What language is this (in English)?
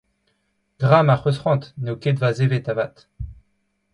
Breton